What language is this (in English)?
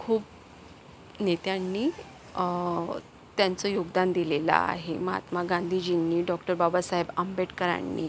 Marathi